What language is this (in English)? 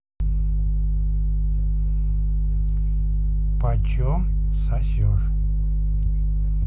Russian